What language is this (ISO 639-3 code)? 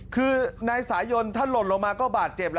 tha